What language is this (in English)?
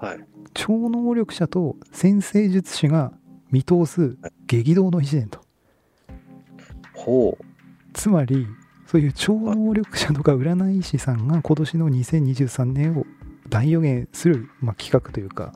Japanese